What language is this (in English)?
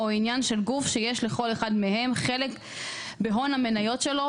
Hebrew